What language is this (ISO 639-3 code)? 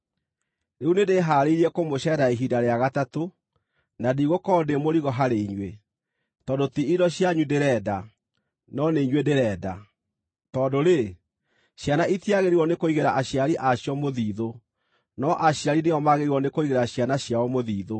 kik